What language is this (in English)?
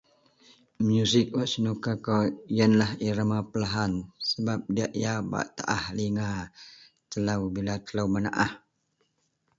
Central Melanau